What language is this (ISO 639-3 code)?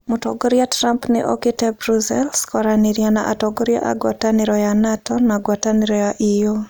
kik